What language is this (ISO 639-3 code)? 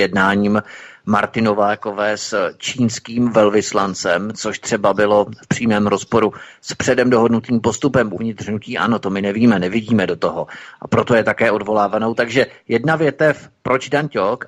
ces